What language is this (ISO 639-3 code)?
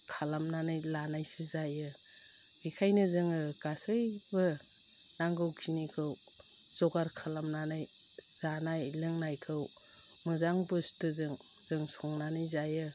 brx